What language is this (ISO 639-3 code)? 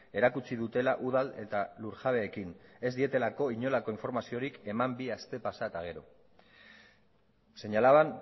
eus